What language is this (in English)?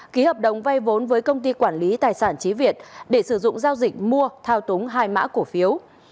Vietnamese